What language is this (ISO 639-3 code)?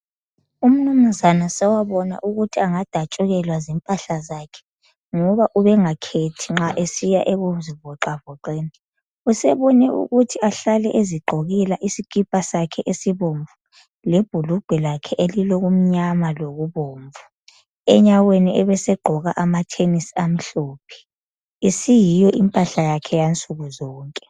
nde